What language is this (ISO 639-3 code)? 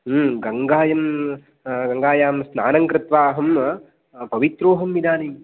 san